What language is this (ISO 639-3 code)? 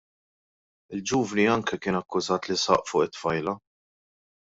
mlt